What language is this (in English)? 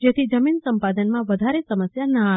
Gujarati